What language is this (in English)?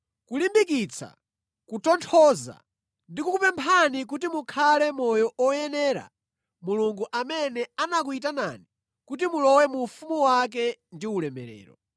Nyanja